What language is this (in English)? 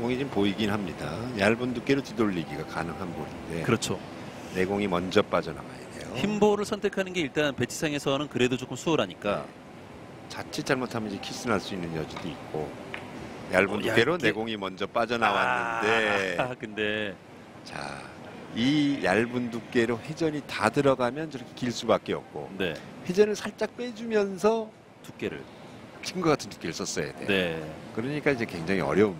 Korean